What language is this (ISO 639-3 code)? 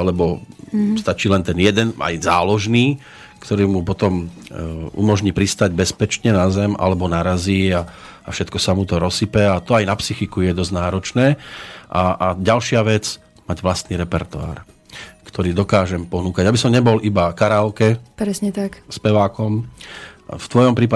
slk